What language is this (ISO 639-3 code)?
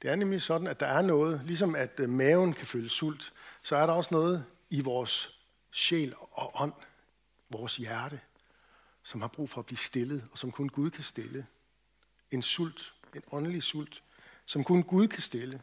dan